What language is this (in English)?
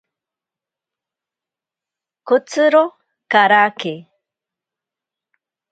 Ashéninka Perené